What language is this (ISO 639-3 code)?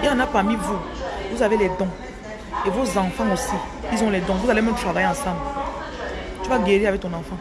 fra